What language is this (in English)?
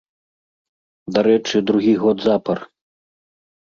Belarusian